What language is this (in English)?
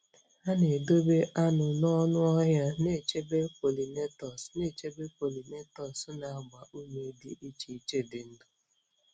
Igbo